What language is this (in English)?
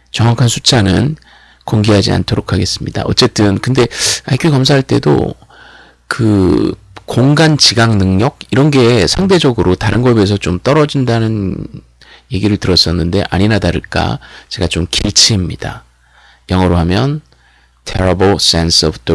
Korean